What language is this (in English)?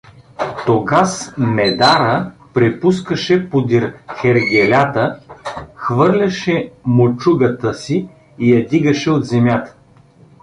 Bulgarian